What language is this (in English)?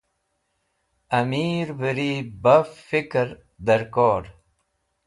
Wakhi